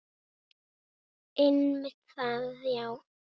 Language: Icelandic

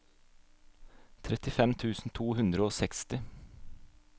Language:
Norwegian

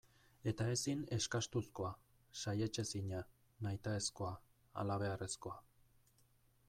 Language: Basque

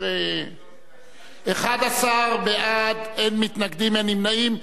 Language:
Hebrew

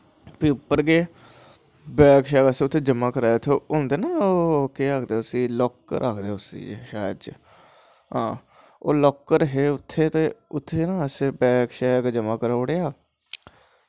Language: Dogri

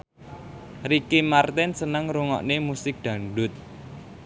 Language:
Javanese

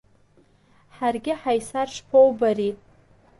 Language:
Abkhazian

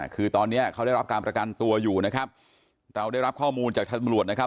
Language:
Thai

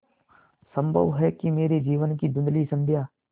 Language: Hindi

